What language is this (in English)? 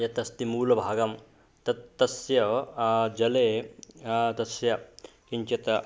Sanskrit